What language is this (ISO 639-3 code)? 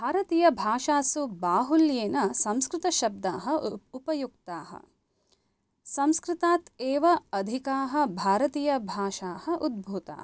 san